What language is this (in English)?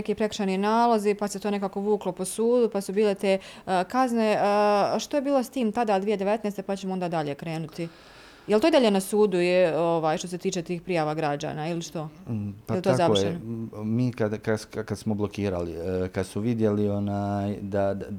Croatian